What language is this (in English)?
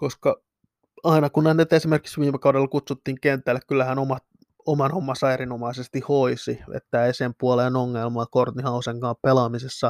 Finnish